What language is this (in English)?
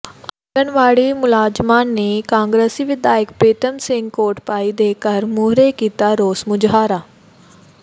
Punjabi